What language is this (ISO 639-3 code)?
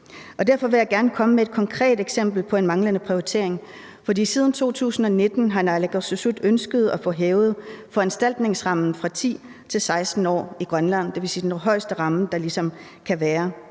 dan